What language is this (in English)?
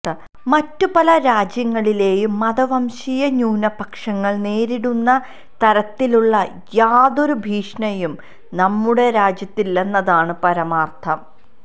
Malayalam